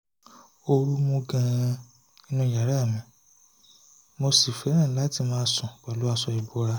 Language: Yoruba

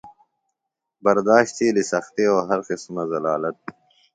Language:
Phalura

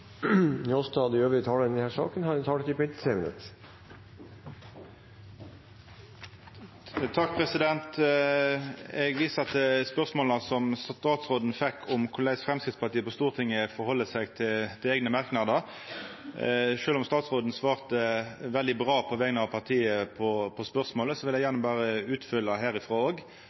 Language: Norwegian Nynorsk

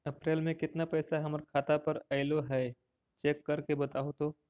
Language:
Magahi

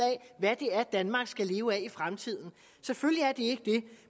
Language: Danish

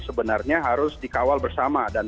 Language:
Indonesian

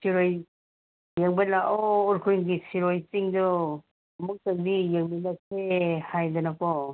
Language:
Manipuri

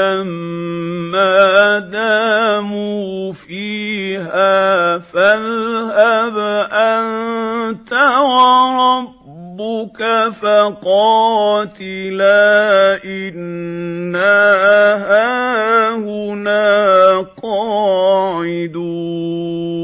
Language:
Arabic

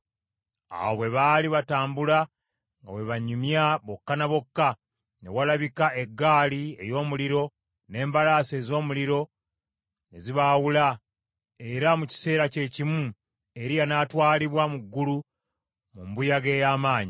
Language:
Ganda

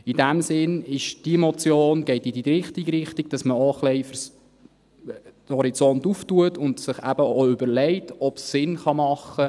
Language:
Swiss German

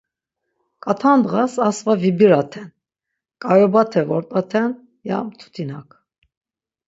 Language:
Laz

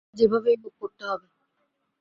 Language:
Bangla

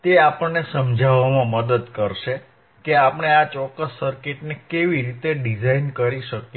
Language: Gujarati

